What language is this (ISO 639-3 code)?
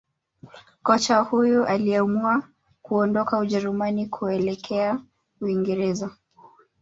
swa